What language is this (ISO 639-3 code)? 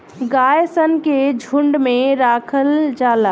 bho